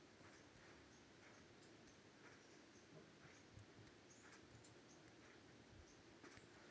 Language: Marathi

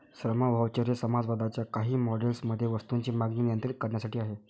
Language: Marathi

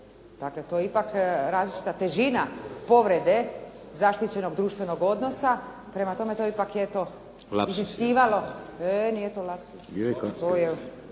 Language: Croatian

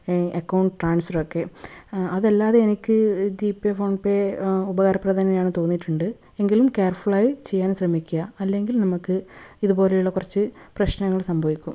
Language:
Malayalam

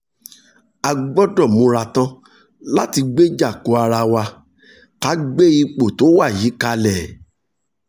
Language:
Yoruba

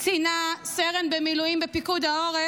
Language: Hebrew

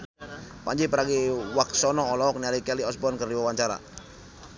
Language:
Sundanese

